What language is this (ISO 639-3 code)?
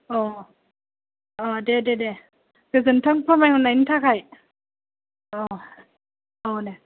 brx